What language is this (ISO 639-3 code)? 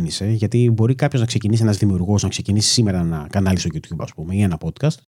ell